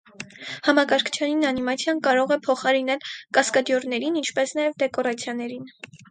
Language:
Armenian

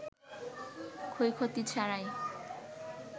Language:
Bangla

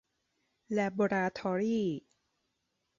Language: Thai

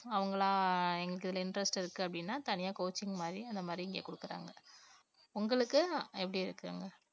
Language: Tamil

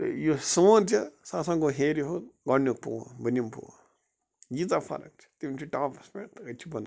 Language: Kashmiri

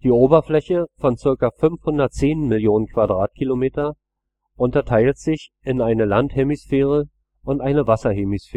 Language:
German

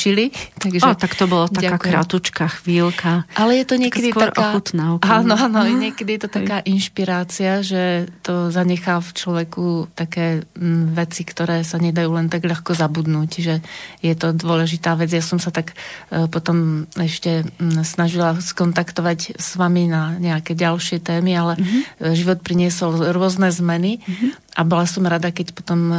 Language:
Slovak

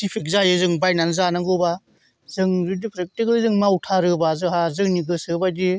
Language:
Bodo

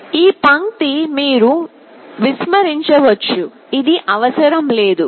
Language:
Telugu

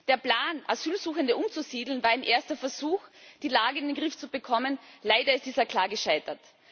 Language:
German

